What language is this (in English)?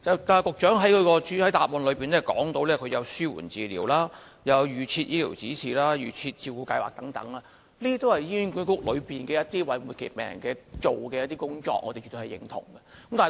Cantonese